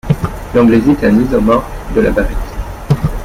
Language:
French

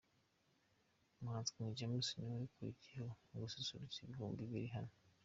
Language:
Kinyarwanda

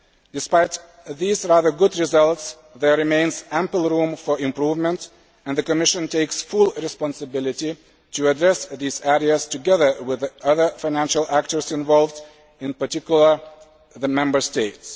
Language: English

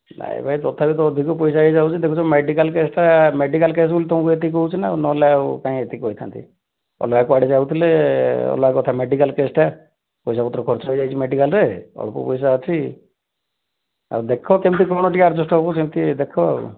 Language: Odia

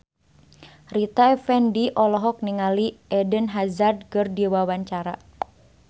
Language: Sundanese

